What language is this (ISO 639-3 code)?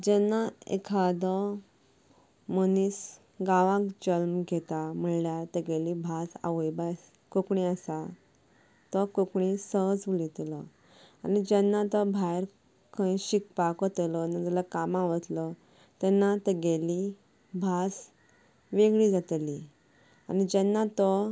kok